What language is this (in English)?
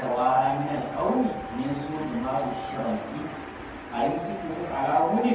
Thai